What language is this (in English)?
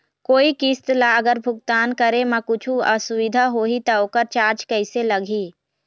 Chhattisgarhi